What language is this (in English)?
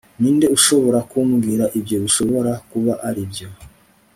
Kinyarwanda